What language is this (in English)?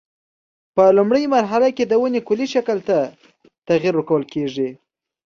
Pashto